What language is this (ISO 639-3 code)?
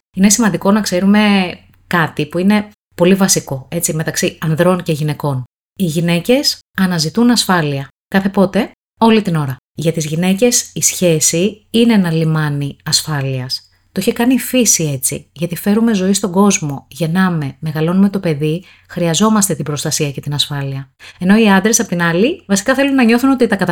ell